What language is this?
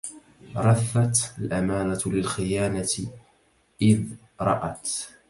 Arabic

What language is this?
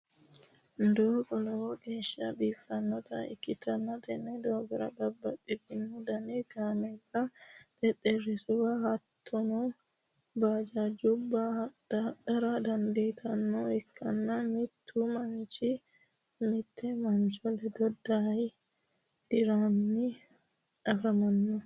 Sidamo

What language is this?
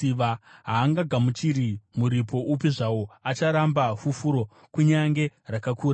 Shona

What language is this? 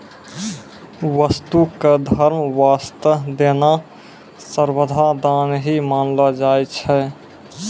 Maithili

